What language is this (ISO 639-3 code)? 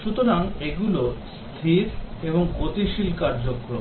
ben